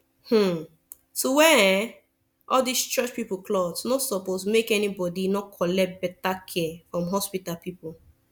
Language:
Nigerian Pidgin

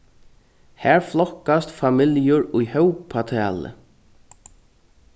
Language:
Faroese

